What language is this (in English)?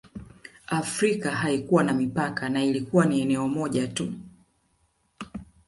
Swahili